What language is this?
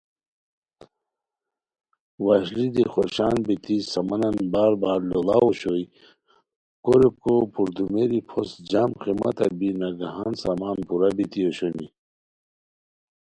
Khowar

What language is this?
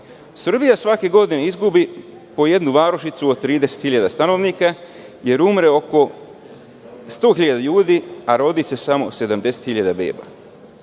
Serbian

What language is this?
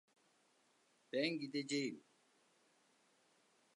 Turkish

